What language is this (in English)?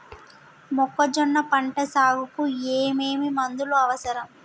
Telugu